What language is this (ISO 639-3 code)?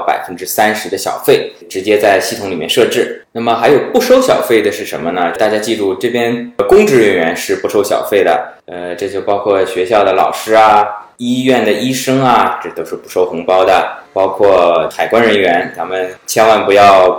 zho